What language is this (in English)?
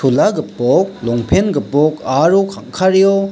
Garo